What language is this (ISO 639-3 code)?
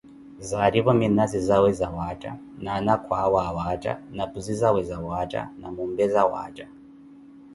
eko